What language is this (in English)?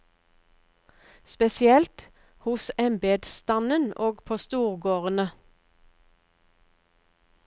Norwegian